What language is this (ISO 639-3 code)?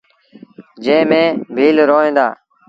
sbn